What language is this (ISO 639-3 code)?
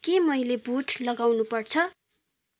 nep